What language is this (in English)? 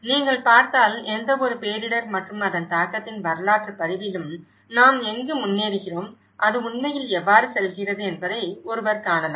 Tamil